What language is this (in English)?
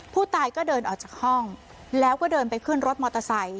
Thai